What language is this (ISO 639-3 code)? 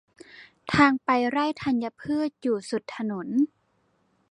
tha